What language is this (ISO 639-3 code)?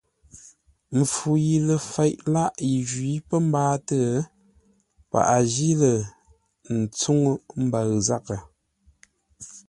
nla